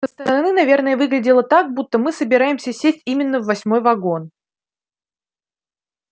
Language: Russian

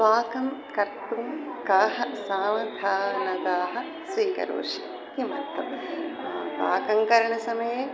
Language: Sanskrit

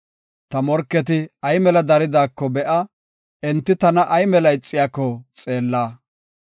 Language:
Gofa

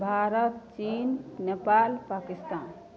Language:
Maithili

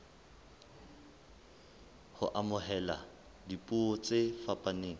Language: Southern Sotho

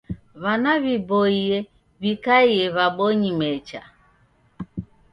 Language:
Taita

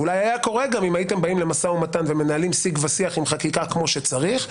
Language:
Hebrew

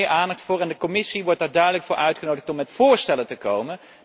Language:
Dutch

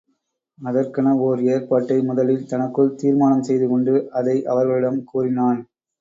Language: Tamil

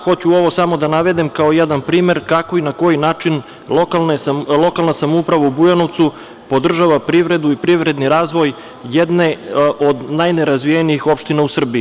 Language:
Serbian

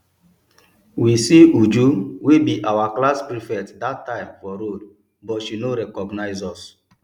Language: Nigerian Pidgin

